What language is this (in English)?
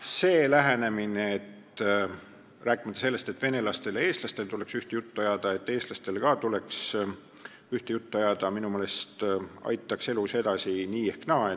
Estonian